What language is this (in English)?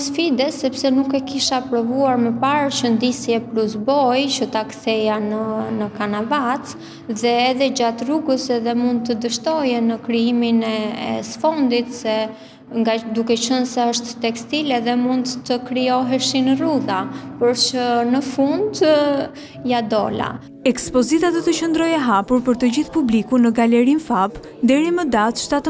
Romanian